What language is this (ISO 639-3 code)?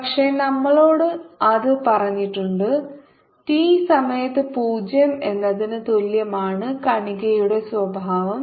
mal